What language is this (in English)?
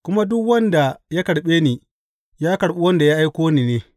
Hausa